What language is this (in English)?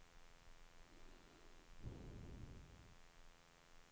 Swedish